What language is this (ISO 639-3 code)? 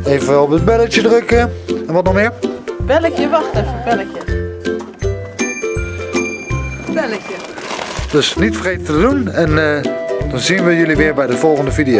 nld